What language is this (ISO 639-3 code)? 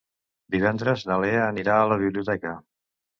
cat